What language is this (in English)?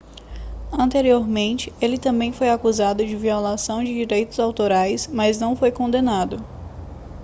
Portuguese